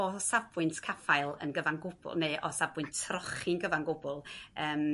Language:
Welsh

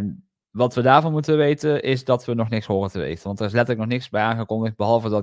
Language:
Dutch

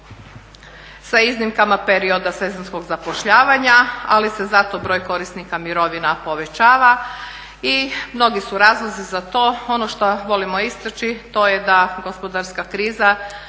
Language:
Croatian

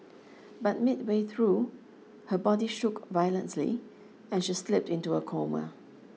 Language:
English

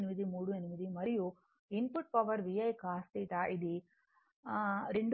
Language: Telugu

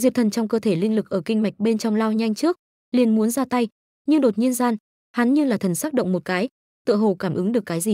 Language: Vietnamese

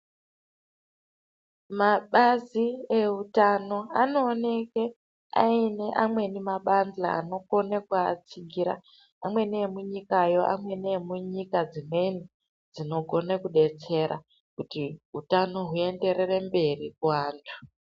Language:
Ndau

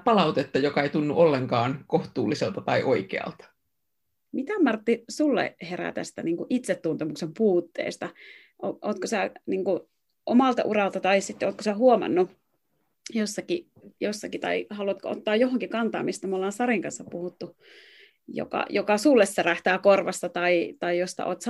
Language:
Finnish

